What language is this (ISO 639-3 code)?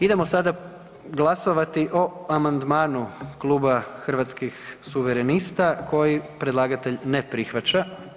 hrv